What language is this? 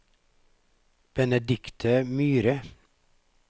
Norwegian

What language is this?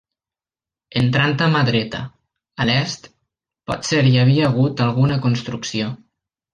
Catalan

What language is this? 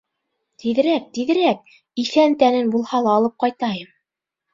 Bashkir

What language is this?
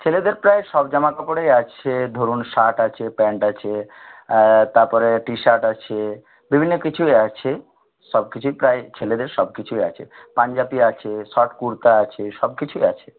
Bangla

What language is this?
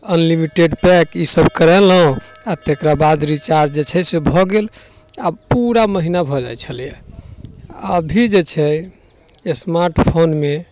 Maithili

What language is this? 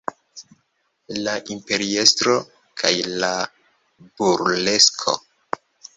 Esperanto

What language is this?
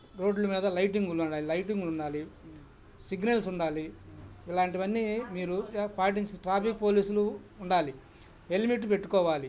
Telugu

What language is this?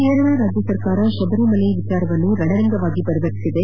Kannada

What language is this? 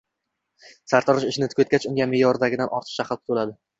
Uzbek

